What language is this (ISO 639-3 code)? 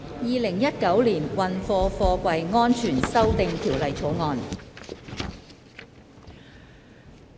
yue